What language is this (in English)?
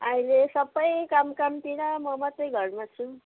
Nepali